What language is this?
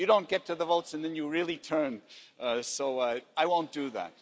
English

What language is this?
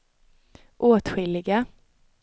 Swedish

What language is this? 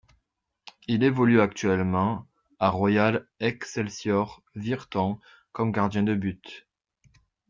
French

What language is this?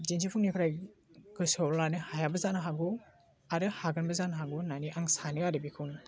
Bodo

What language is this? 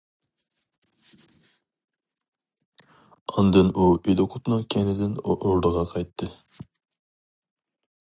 Uyghur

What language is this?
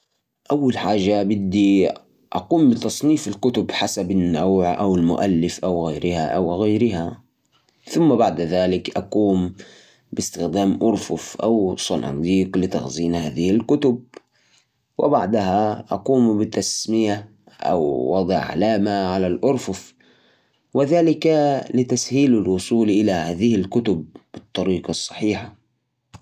Najdi Arabic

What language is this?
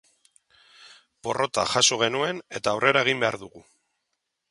Basque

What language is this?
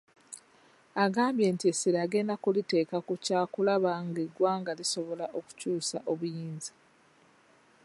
Ganda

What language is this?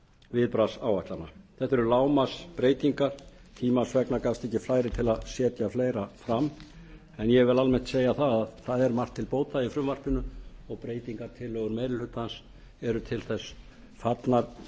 Icelandic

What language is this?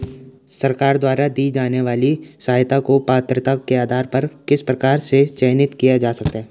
Hindi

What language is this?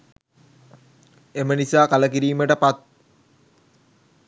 Sinhala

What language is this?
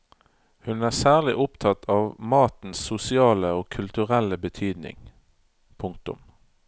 Norwegian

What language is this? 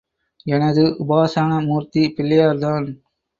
Tamil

